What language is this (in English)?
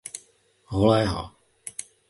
Czech